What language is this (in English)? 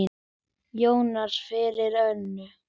Icelandic